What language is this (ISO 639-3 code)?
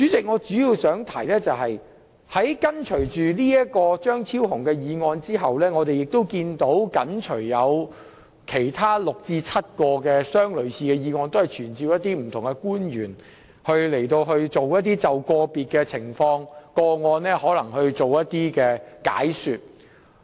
yue